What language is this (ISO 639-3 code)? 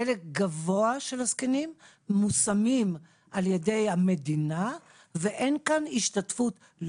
heb